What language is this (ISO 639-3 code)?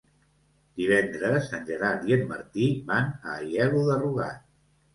cat